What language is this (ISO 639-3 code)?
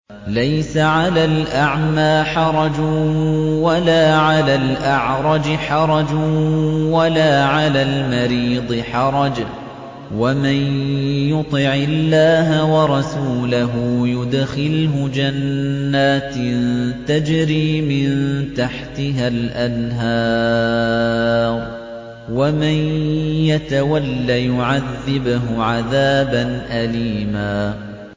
ara